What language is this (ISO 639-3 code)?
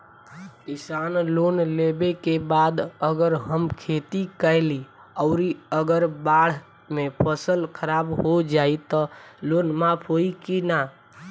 bho